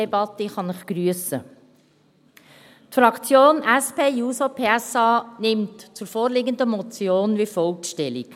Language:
Swiss German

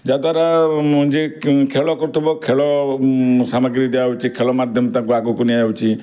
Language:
Odia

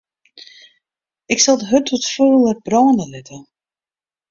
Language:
Western Frisian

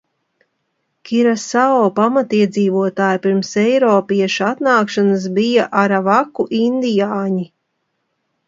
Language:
Latvian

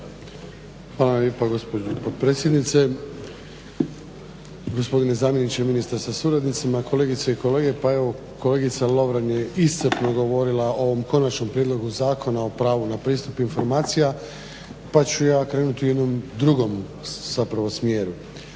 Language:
Croatian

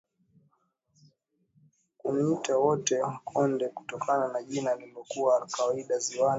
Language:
Swahili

